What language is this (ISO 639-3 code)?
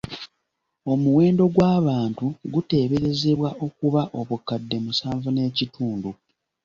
lug